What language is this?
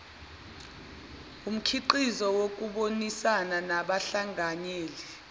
Zulu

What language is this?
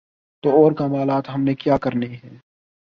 Urdu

